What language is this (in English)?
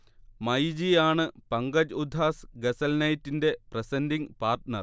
Malayalam